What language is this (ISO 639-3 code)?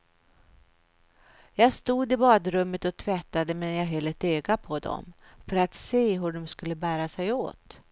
swe